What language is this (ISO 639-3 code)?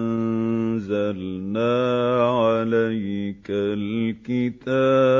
ara